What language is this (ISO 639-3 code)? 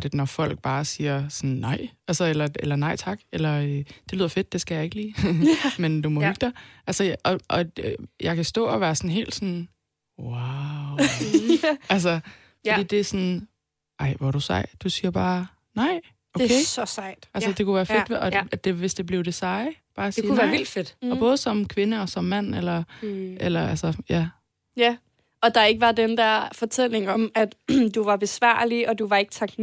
dan